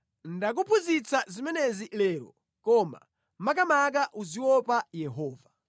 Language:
Nyanja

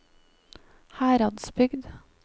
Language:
Norwegian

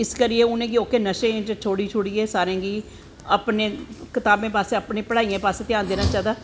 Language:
Dogri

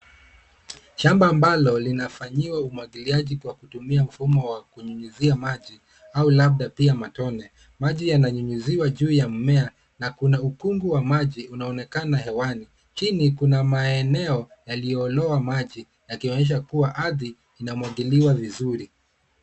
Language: Swahili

